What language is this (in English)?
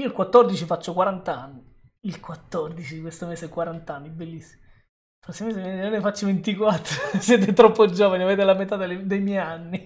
Italian